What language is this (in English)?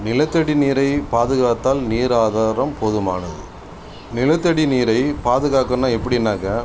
Tamil